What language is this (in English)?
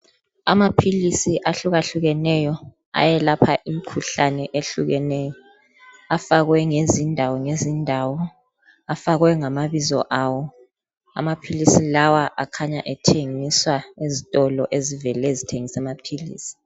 North Ndebele